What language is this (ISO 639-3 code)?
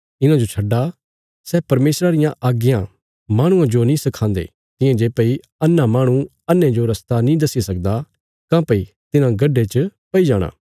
kfs